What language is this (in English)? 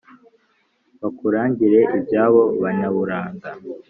Kinyarwanda